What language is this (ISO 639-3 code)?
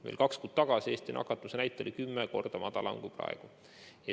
est